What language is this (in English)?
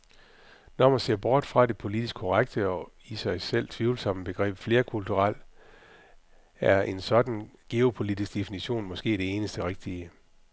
Danish